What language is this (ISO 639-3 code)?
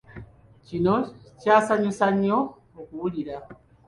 lug